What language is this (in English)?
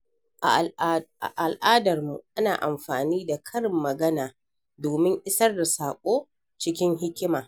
Hausa